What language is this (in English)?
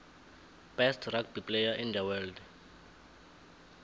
South Ndebele